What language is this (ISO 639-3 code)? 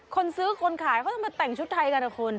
tha